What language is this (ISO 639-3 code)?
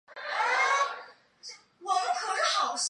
zho